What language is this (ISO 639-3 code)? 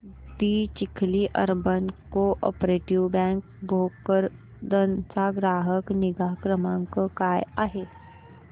mar